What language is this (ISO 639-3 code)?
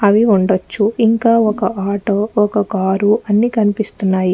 tel